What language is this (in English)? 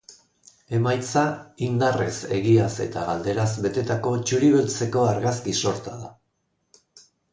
Basque